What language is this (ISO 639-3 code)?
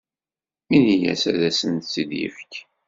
kab